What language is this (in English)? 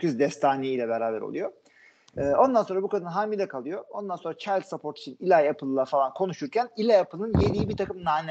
Turkish